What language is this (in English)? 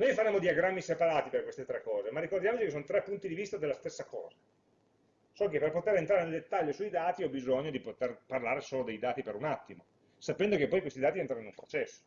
Italian